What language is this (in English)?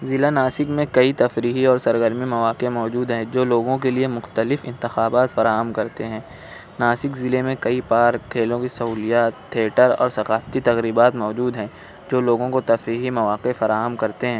Urdu